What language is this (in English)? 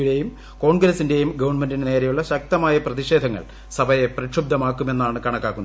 Malayalam